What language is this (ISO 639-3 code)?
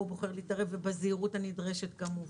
heb